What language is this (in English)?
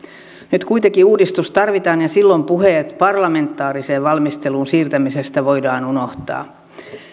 Finnish